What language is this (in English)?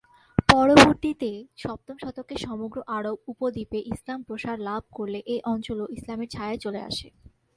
Bangla